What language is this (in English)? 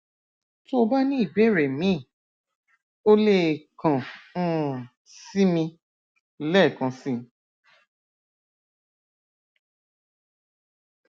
Yoruba